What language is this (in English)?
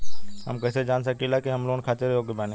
Bhojpuri